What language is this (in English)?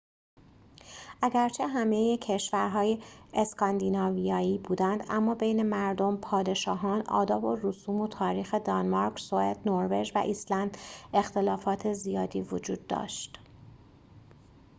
Persian